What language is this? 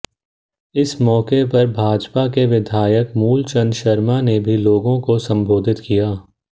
Hindi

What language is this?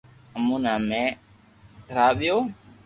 Loarki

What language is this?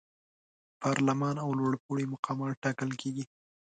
Pashto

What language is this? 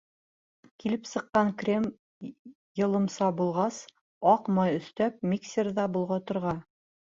Bashkir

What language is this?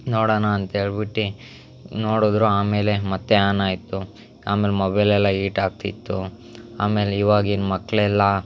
Kannada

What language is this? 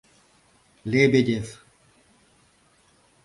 Mari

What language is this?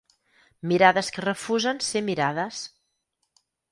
Catalan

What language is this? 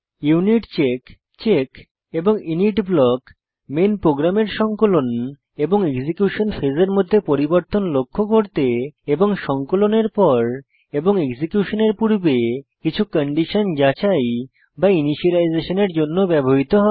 Bangla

